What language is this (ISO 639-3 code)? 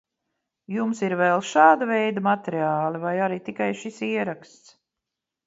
lav